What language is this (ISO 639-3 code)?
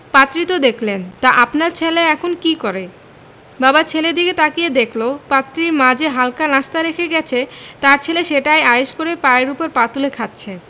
ben